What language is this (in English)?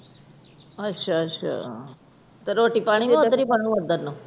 Punjabi